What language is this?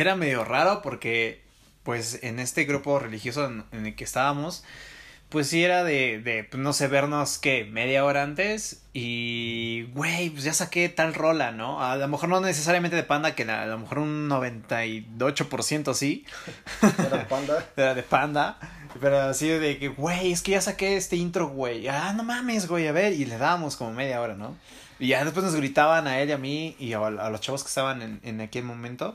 Spanish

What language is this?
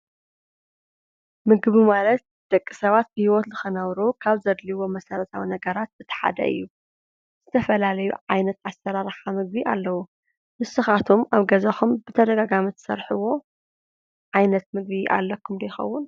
Tigrinya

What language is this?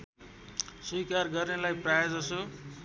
Nepali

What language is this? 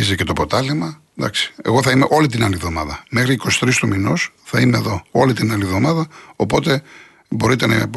Greek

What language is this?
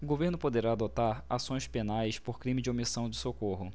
Portuguese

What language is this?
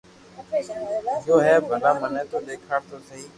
Loarki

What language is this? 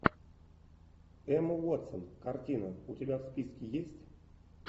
Russian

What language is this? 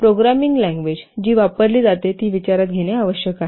Marathi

